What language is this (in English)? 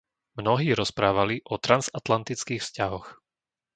Slovak